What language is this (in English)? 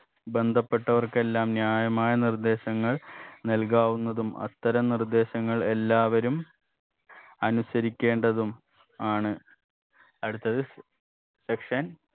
Malayalam